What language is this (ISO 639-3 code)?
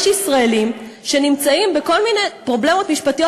heb